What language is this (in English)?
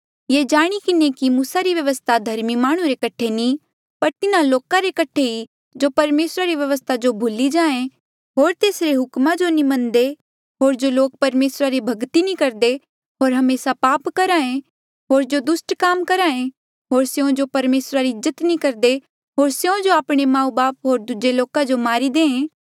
Mandeali